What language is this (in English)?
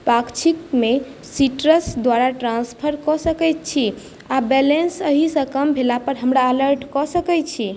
Maithili